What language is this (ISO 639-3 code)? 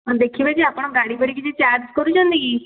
ori